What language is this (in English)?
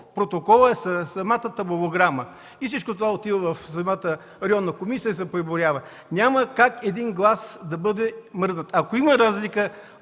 Bulgarian